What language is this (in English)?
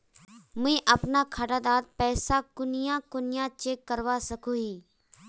Magahi